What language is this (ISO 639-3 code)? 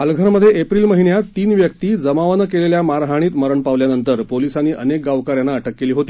mar